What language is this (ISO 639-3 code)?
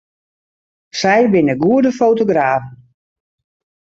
fry